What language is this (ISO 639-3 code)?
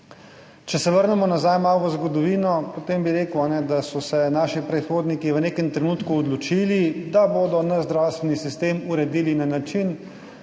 slv